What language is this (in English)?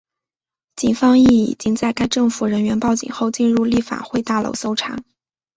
Chinese